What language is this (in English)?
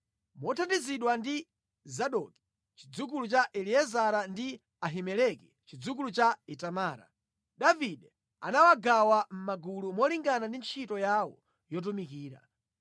Nyanja